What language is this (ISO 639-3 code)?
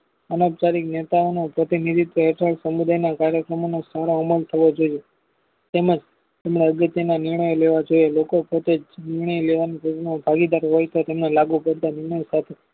guj